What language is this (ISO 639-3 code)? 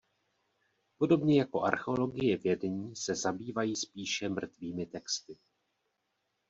ces